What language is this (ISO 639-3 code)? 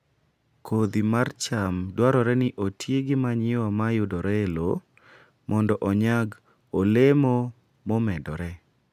luo